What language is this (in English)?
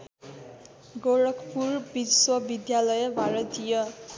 Nepali